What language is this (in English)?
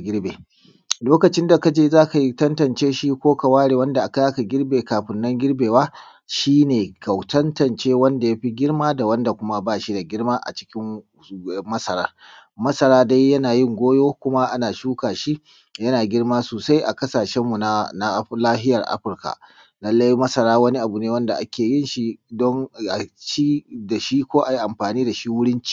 Hausa